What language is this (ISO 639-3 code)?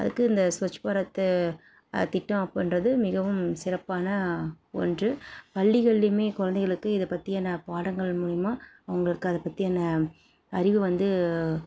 tam